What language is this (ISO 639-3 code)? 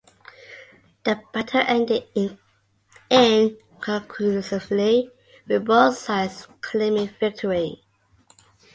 eng